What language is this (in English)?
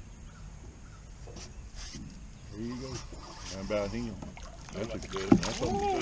English